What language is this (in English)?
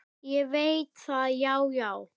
Icelandic